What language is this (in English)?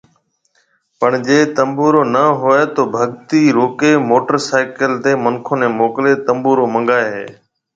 Marwari (Pakistan)